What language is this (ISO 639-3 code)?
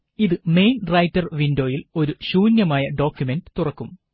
mal